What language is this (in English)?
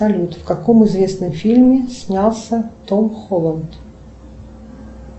Russian